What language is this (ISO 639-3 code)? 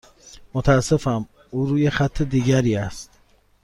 fas